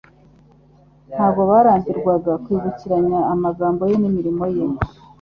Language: Kinyarwanda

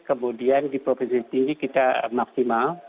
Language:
Indonesian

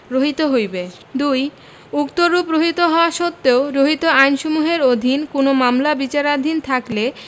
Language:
Bangla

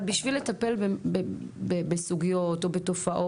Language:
Hebrew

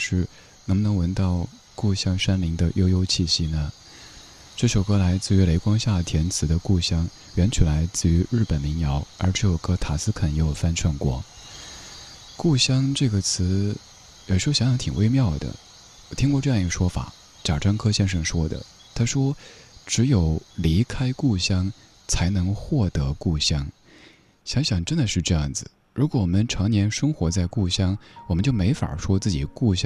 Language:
Chinese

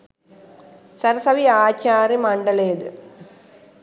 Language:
Sinhala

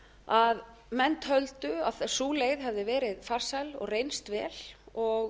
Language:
Icelandic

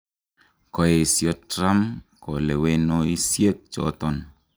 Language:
Kalenjin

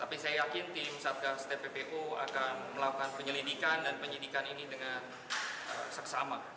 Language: Indonesian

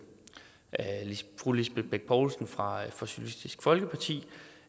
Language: Danish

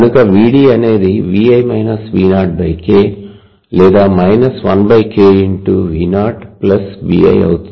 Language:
Telugu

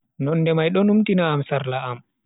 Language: Bagirmi Fulfulde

